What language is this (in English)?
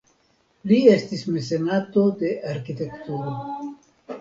Esperanto